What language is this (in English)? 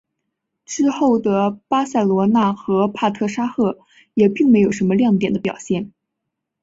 Chinese